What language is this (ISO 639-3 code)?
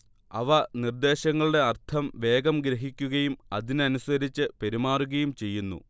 mal